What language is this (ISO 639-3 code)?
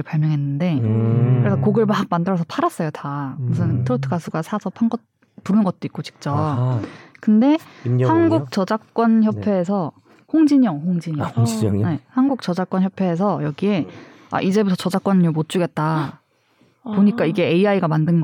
kor